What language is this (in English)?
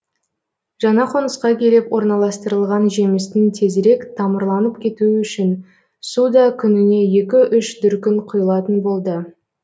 Kazakh